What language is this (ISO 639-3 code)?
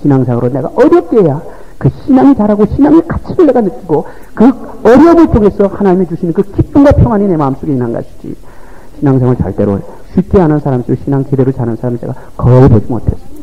kor